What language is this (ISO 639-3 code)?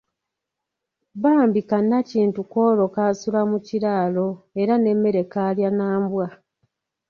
lug